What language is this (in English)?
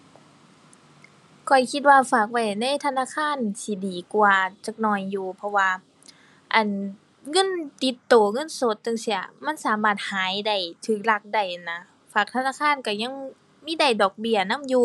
Thai